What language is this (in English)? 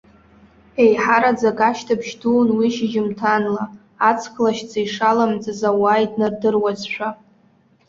Abkhazian